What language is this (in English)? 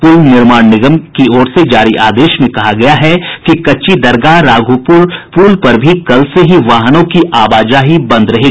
Hindi